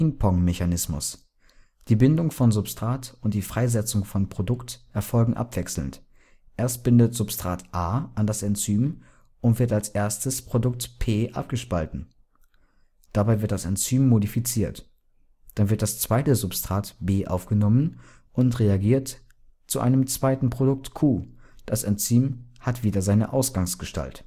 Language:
German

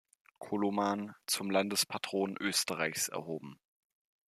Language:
German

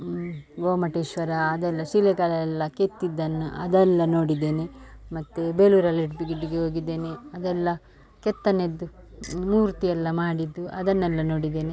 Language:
Kannada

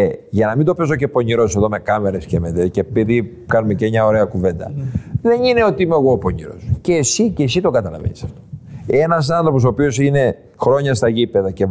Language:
Greek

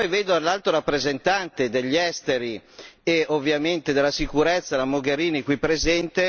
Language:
Italian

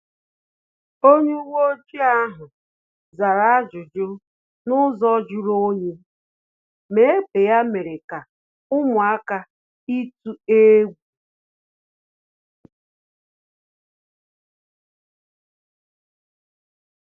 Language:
Igbo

